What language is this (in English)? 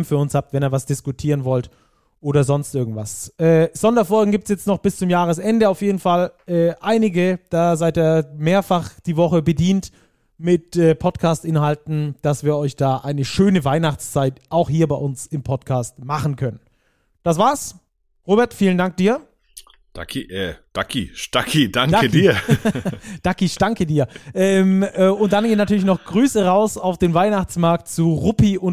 German